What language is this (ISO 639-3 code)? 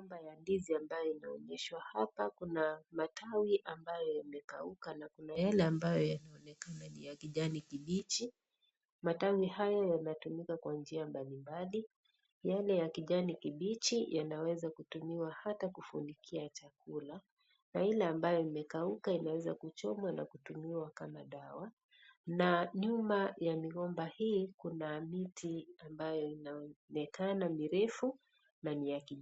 swa